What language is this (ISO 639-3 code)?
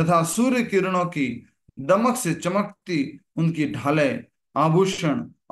hin